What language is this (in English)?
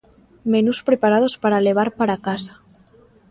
Galician